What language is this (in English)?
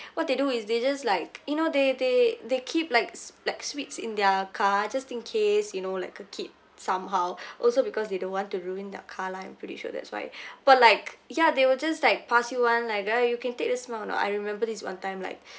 English